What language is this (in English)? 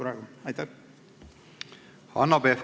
Estonian